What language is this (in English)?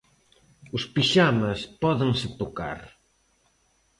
Galician